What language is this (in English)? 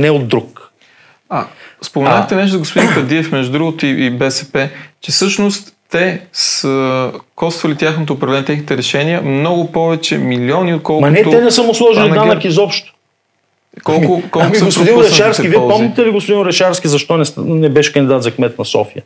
Bulgarian